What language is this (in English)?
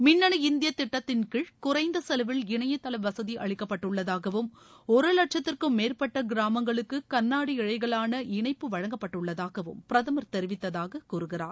Tamil